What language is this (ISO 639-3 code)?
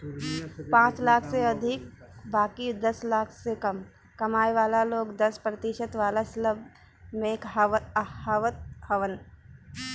bho